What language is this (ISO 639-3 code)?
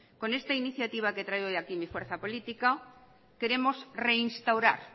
spa